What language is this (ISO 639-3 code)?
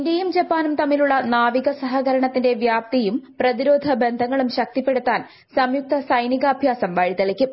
mal